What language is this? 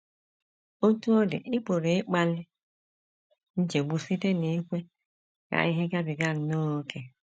Igbo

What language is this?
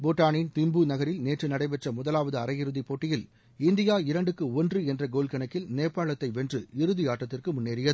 Tamil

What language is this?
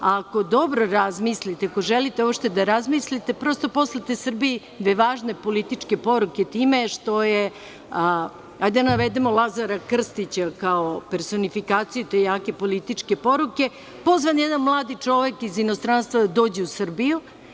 Serbian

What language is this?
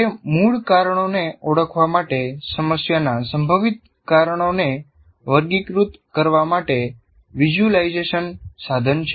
Gujarati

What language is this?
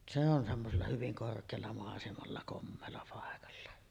Finnish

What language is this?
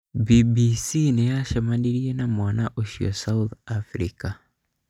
Kikuyu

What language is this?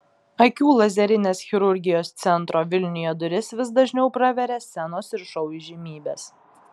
Lithuanian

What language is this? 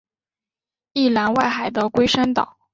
Chinese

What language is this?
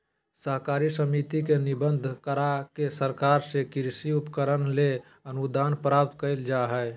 Magahi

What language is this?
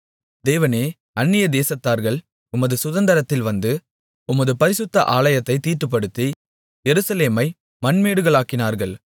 Tamil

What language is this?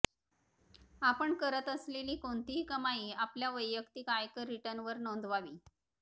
Marathi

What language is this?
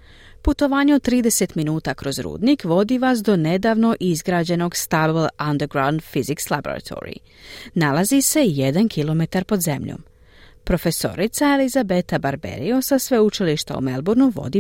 Croatian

